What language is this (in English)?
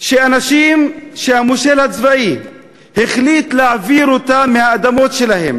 Hebrew